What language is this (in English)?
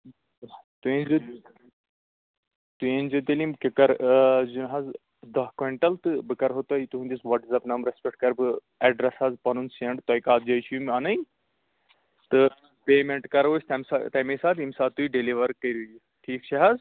Kashmiri